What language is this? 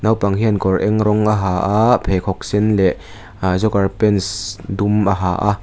Mizo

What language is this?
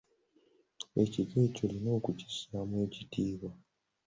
Ganda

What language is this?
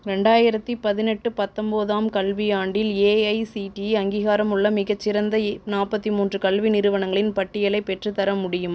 Tamil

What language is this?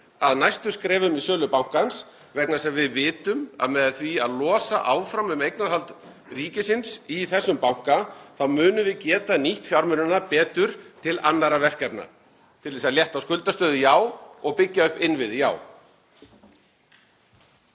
Icelandic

